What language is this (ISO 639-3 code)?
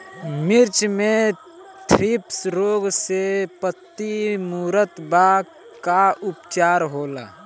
bho